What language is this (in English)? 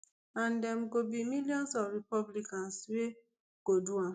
Nigerian Pidgin